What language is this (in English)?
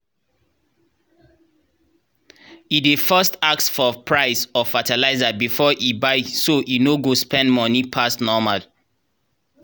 Nigerian Pidgin